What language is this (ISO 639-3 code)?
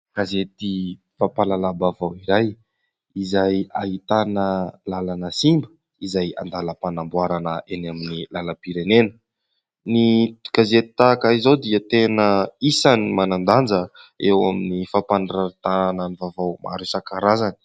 mlg